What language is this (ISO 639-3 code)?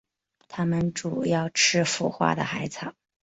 zho